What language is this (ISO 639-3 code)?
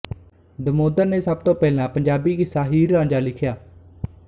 pan